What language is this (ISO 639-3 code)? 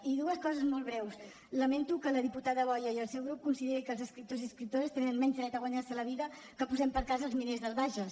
cat